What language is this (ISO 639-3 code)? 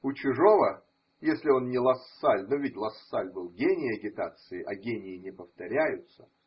rus